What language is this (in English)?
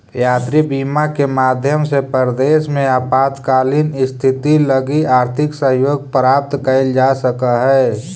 Magahi